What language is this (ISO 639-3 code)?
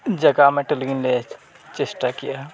sat